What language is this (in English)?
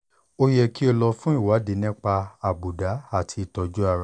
Yoruba